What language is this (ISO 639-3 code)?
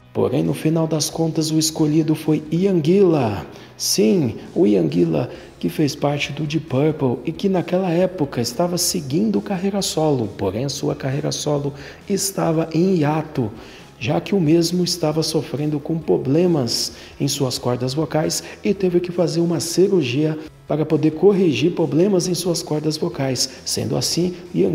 por